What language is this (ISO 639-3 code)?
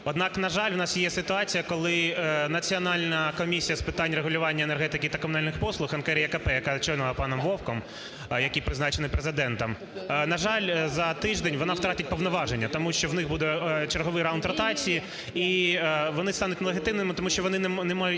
ukr